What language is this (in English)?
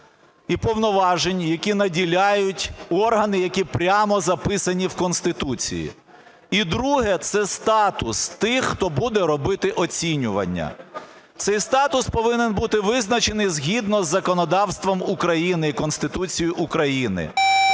Ukrainian